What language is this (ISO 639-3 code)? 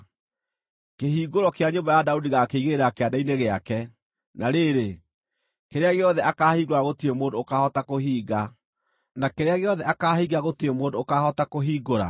kik